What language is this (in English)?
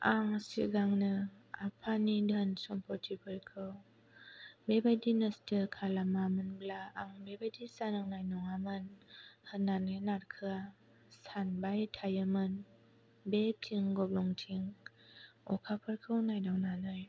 Bodo